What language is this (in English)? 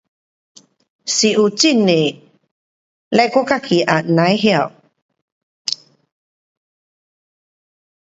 Pu-Xian Chinese